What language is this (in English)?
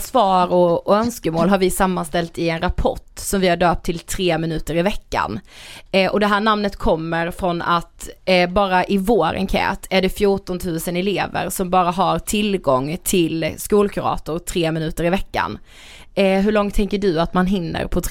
Swedish